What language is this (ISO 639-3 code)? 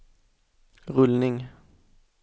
swe